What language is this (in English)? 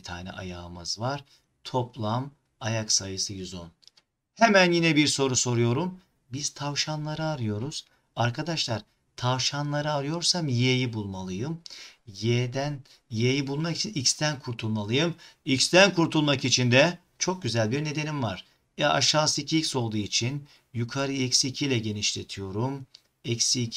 Turkish